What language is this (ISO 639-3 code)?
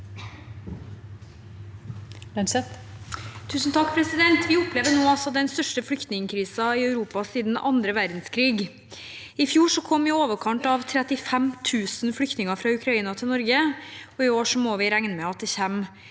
nor